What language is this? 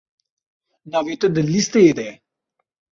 Kurdish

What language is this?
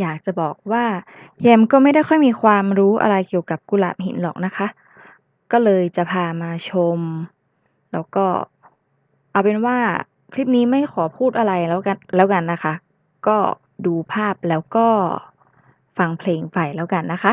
Thai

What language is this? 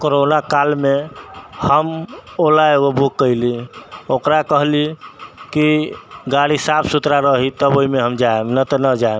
Maithili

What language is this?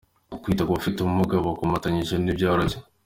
Kinyarwanda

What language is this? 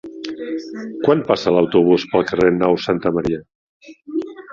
Catalan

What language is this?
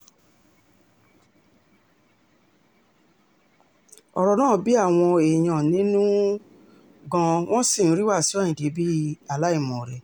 Yoruba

